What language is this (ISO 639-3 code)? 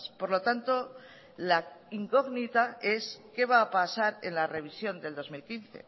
spa